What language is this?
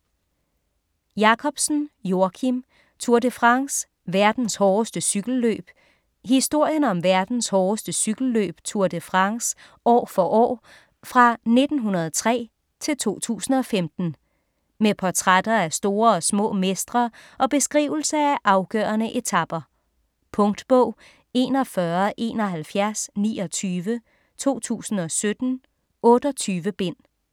Danish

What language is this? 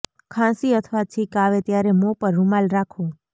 Gujarati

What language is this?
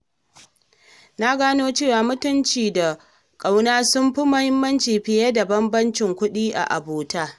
Hausa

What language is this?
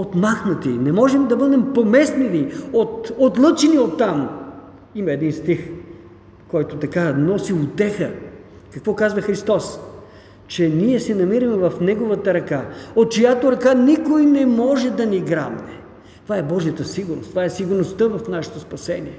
Bulgarian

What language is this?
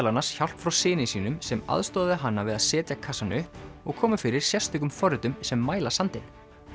Icelandic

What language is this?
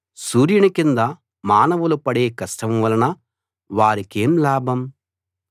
Telugu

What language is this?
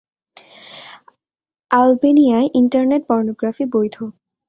Bangla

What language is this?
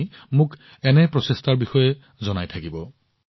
Assamese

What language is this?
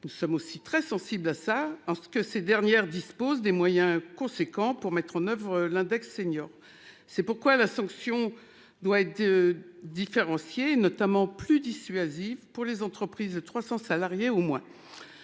French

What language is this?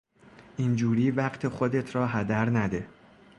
Persian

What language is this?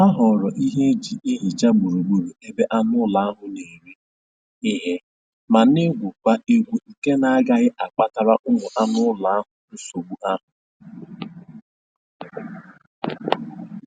Igbo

